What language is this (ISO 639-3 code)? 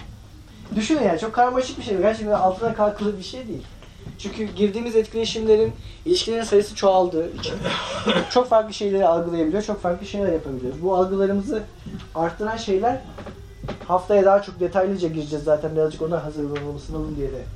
tur